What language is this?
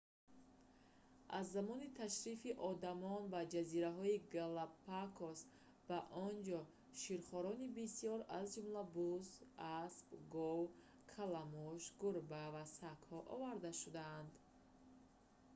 Tajik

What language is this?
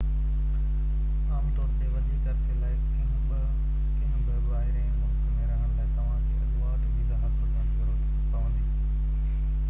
Sindhi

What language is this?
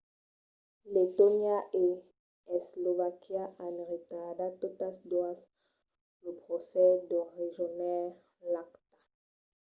Occitan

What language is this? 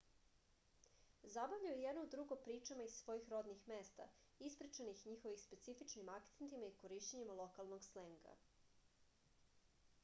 Serbian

